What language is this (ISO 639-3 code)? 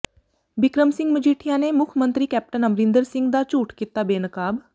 pan